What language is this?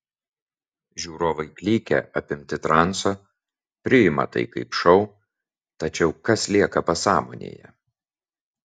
Lithuanian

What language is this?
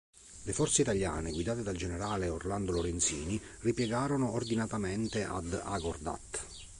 Italian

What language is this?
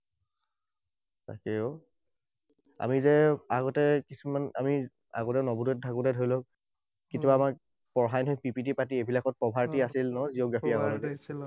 Assamese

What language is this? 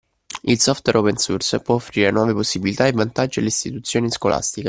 Italian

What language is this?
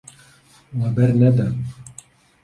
Kurdish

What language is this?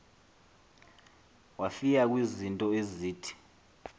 Xhosa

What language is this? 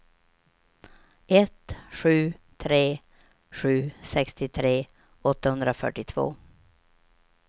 Swedish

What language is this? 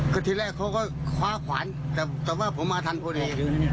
Thai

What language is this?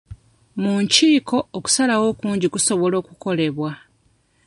Ganda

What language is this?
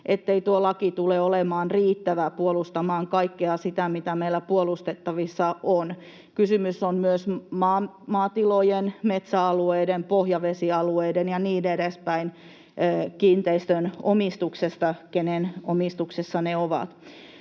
Finnish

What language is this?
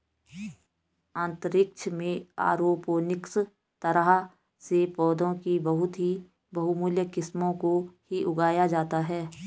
Hindi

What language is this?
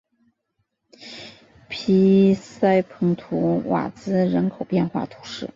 Chinese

